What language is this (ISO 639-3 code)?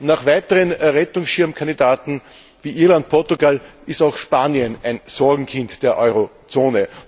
deu